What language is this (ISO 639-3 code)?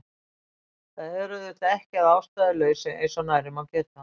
isl